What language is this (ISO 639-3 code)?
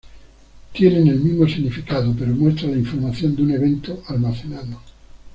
spa